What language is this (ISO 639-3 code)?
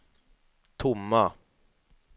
swe